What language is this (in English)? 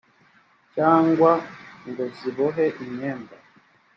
Kinyarwanda